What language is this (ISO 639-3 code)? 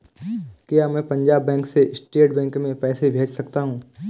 hin